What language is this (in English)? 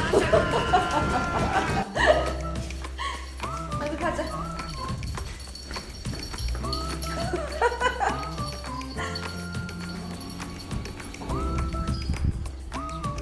Korean